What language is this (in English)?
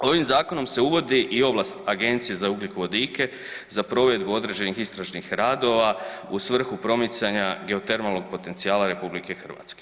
Croatian